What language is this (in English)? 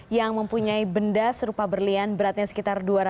Indonesian